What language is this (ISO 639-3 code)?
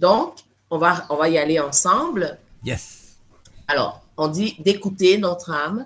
fra